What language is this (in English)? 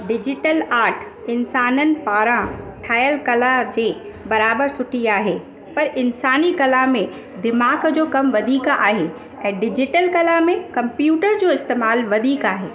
Sindhi